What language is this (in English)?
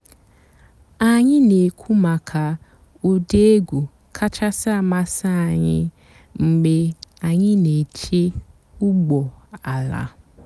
Igbo